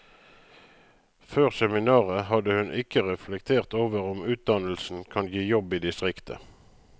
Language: Norwegian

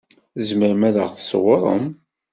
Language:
Kabyle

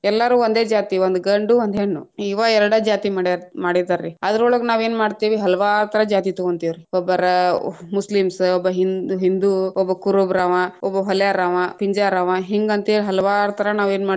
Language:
Kannada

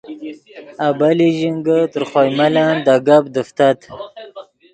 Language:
Yidgha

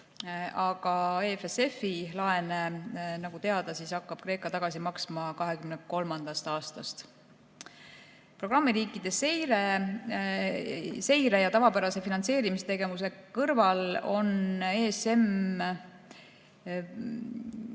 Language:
Estonian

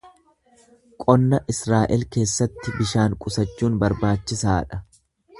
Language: Oromo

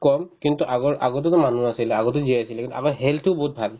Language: Assamese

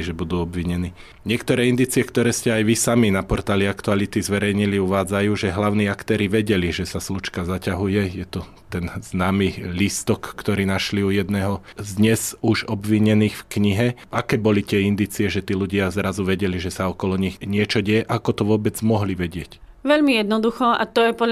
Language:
Slovak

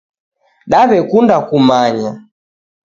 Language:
Taita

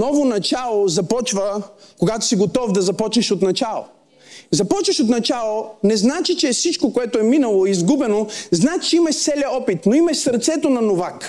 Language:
Bulgarian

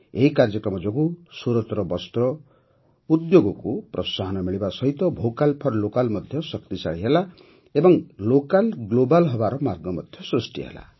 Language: Odia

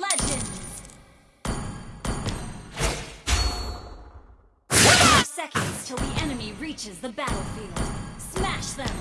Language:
Indonesian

